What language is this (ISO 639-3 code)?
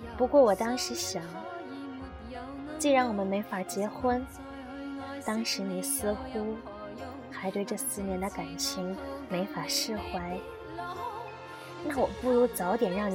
zho